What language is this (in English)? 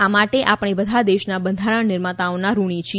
Gujarati